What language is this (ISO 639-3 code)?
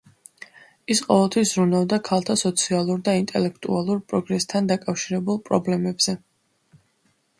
kat